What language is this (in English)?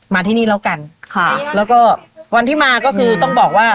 Thai